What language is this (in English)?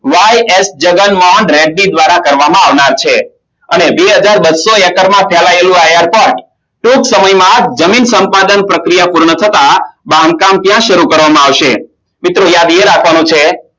Gujarati